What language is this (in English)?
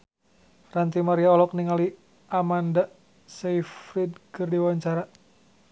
Sundanese